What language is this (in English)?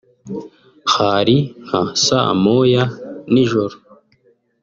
Kinyarwanda